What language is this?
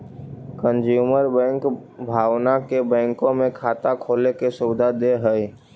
Magahi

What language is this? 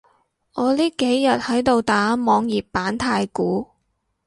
Cantonese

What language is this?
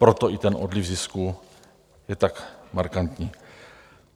Czech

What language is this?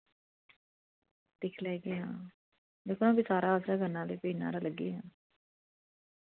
Dogri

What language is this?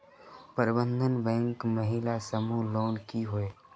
Magahi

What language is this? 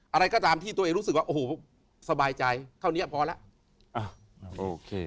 Thai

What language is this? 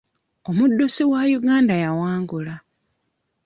Ganda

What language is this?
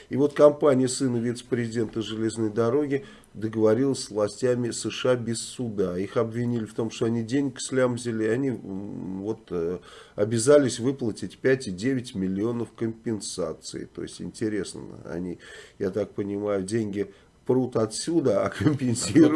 Russian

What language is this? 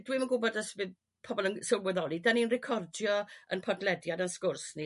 Welsh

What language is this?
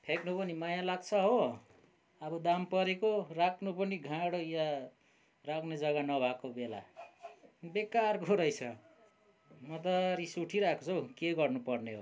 Nepali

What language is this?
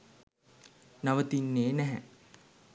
Sinhala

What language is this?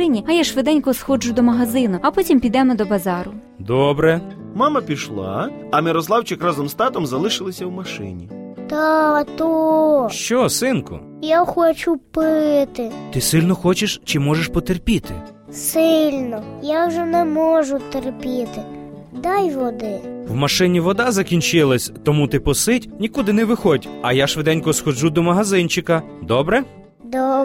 Ukrainian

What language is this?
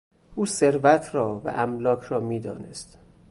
Persian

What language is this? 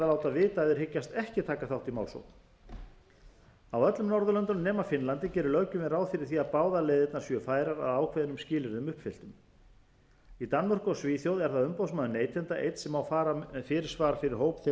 Icelandic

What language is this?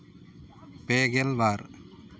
Santali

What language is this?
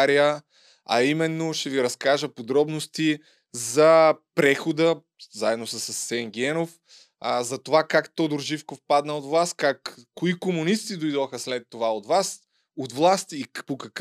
Bulgarian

